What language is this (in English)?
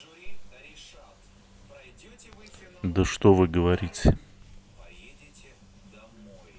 Russian